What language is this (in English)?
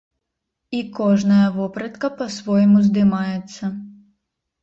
Belarusian